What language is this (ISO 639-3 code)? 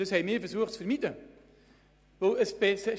gsw